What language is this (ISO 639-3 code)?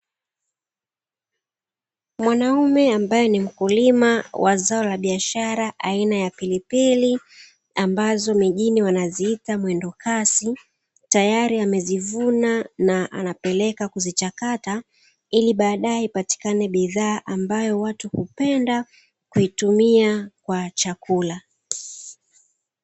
swa